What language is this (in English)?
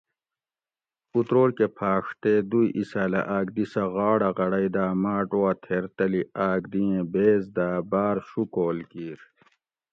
Gawri